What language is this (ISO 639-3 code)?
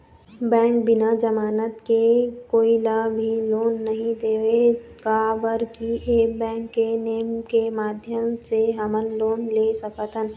hne